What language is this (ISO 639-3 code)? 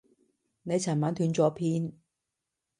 yue